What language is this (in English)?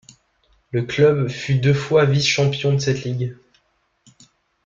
French